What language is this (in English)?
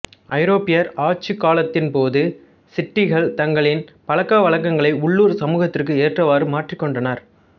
Tamil